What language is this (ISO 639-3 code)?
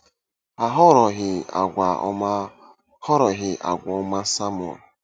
ibo